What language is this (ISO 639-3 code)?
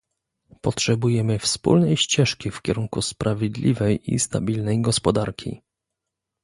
pol